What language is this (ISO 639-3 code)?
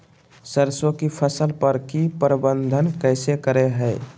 mag